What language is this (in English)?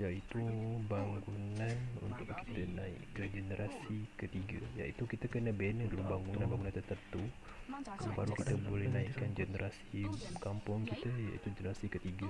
Malay